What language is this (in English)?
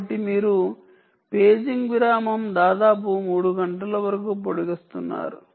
Telugu